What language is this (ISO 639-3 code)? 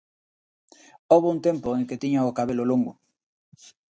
glg